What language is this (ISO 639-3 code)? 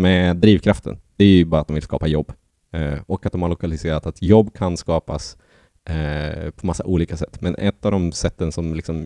swe